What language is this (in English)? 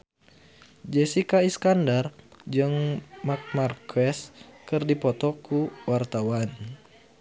Sundanese